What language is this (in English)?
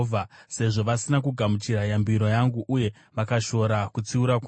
Shona